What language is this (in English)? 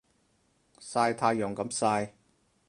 Cantonese